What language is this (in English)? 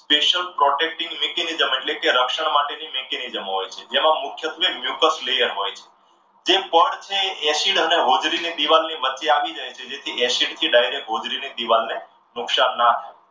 Gujarati